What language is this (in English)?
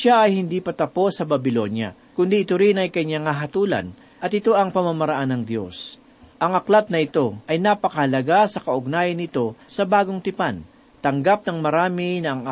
Filipino